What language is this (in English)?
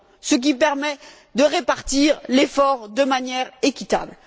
French